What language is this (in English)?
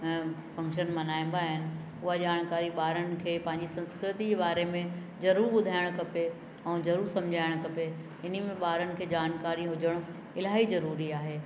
Sindhi